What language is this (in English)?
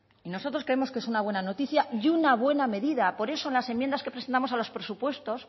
Spanish